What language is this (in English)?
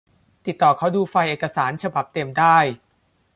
Thai